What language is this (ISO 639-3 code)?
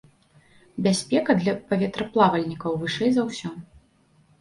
bel